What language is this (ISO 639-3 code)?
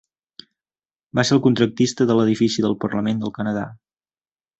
cat